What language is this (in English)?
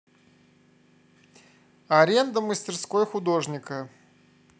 Russian